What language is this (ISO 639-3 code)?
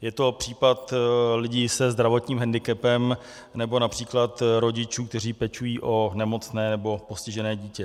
ces